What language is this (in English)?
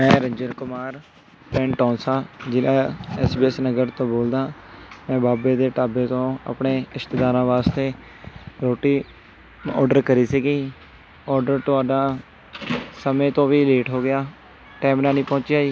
Punjabi